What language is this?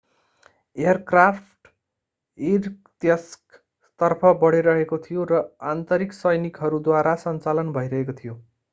Nepali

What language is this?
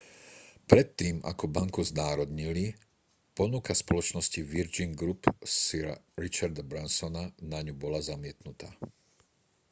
Slovak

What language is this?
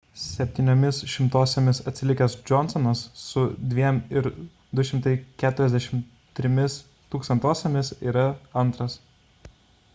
Lithuanian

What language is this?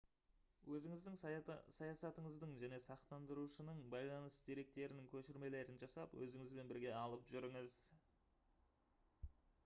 Kazakh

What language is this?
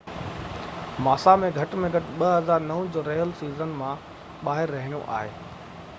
Sindhi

